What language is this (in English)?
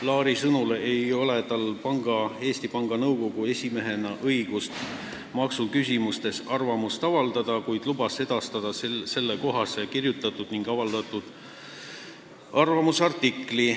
Estonian